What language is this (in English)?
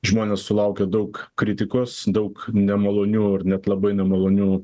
Lithuanian